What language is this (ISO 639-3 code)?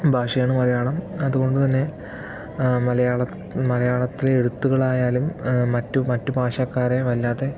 mal